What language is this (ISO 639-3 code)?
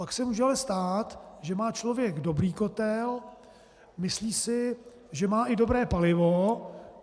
ces